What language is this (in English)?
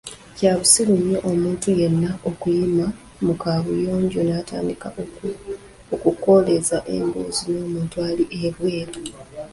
Ganda